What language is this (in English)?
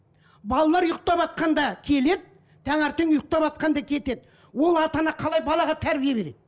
Kazakh